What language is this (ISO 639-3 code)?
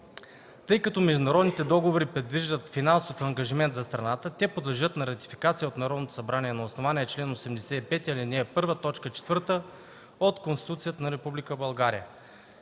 bul